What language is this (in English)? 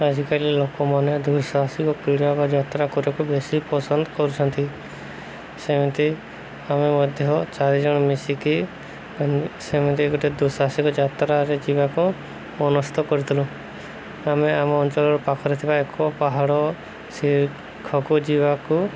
Odia